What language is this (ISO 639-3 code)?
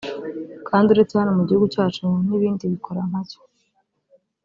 kin